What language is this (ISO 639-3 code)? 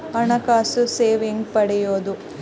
kan